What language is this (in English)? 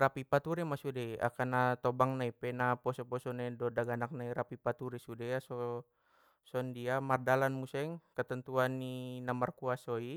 Batak Mandailing